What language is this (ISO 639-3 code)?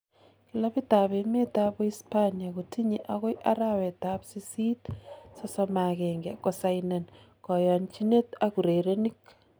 kln